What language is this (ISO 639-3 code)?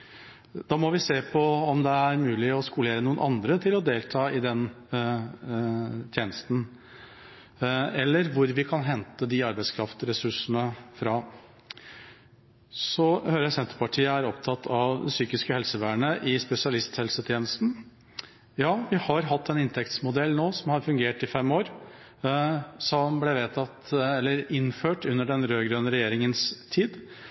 nob